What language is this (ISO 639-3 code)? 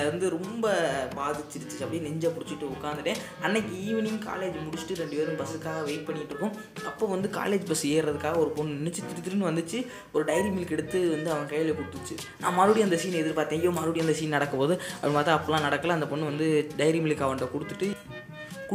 tam